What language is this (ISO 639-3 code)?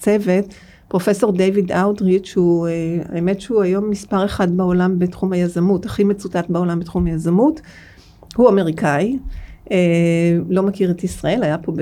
heb